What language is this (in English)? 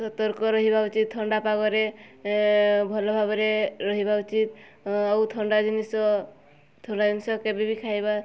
Odia